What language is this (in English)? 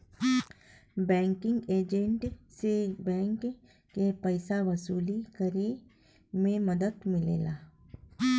Bhojpuri